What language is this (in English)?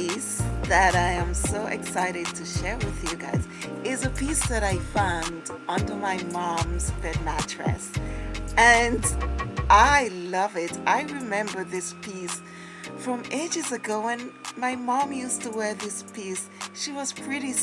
English